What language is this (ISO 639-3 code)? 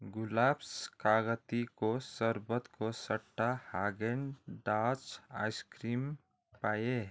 nep